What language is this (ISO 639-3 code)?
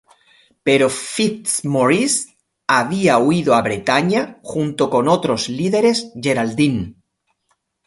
spa